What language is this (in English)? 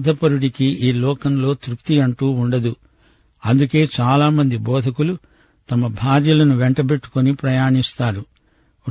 Telugu